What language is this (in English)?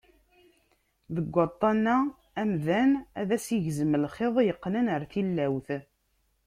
Kabyle